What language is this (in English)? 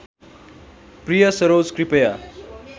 Nepali